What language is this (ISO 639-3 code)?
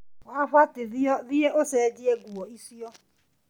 kik